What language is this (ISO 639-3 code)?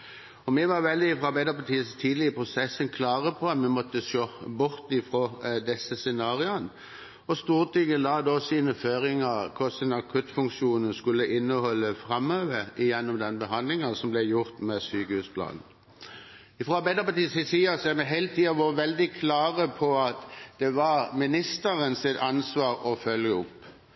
nob